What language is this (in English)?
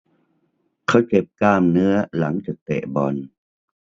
Thai